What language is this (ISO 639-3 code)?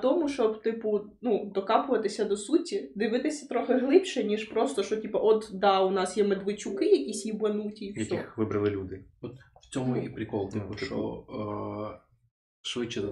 ukr